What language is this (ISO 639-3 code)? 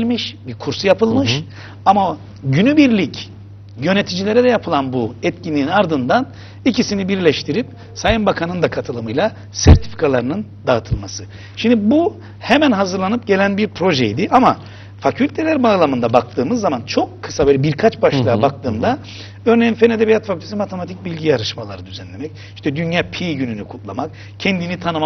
tur